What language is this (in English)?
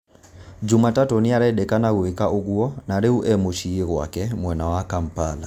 Kikuyu